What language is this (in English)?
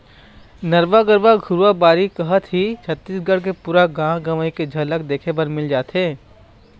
Chhattisgarhi